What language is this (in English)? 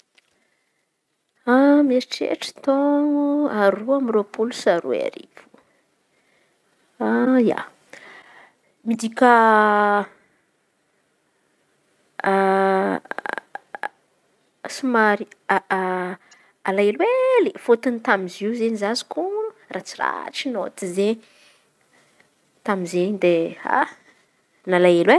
Antankarana Malagasy